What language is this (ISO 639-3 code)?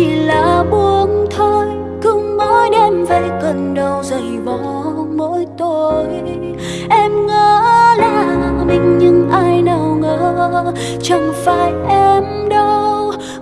vie